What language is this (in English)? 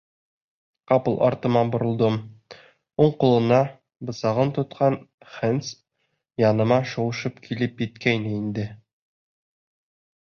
Bashkir